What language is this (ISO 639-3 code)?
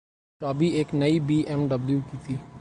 urd